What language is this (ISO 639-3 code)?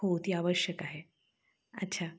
mar